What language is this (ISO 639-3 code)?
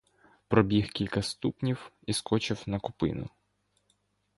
ukr